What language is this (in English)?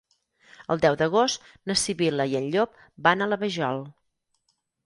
Catalan